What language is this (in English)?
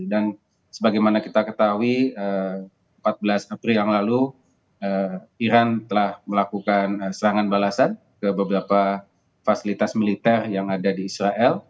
Indonesian